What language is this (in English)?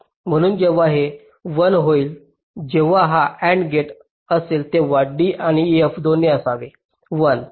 Marathi